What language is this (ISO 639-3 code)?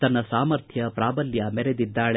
kan